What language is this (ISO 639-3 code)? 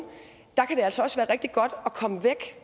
dan